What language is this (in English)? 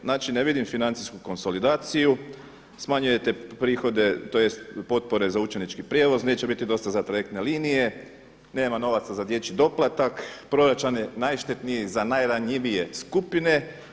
Croatian